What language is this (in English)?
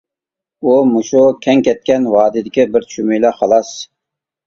Uyghur